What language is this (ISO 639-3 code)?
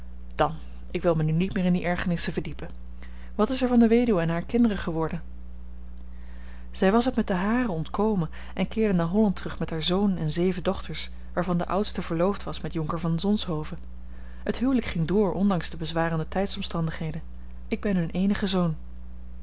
nld